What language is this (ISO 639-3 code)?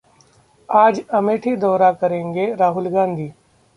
hin